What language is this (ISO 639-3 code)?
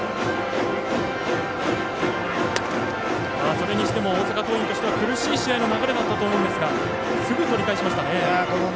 jpn